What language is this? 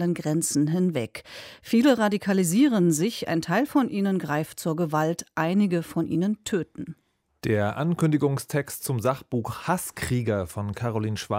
German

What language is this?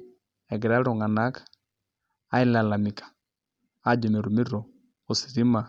Masai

